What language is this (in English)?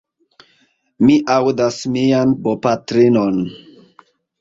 Esperanto